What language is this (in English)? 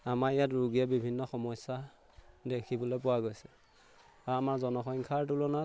Assamese